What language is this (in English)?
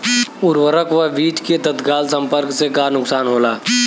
Bhojpuri